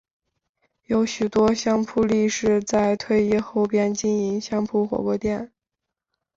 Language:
Chinese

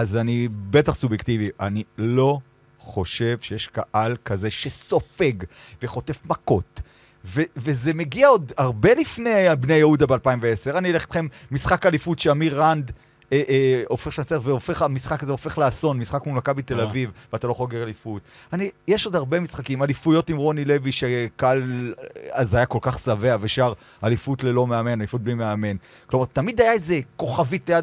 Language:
Hebrew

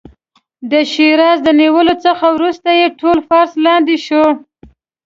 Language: Pashto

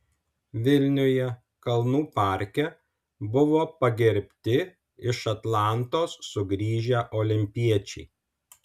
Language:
Lithuanian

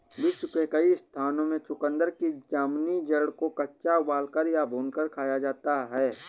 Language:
Hindi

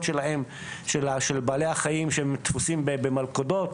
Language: Hebrew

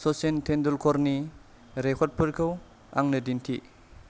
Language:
Bodo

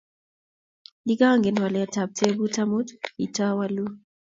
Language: Kalenjin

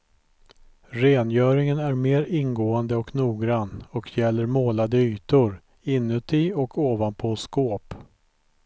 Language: Swedish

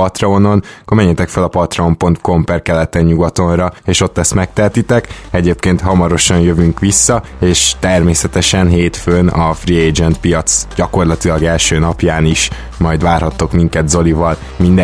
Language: Hungarian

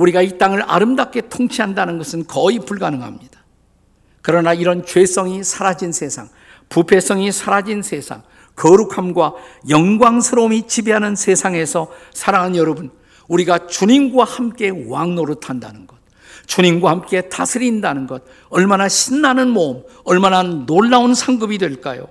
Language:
Korean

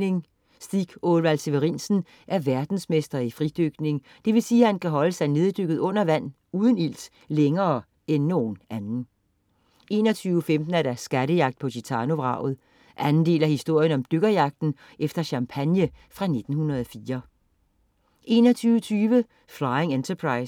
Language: Danish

